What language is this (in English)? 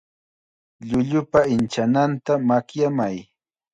Chiquián Ancash Quechua